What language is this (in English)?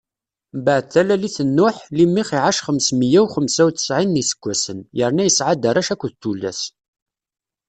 Kabyle